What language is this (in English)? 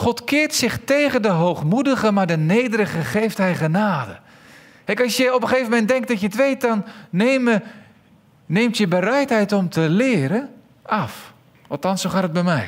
Dutch